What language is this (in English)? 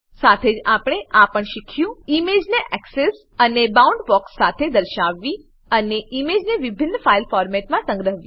Gujarati